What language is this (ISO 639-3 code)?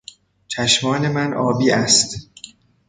fas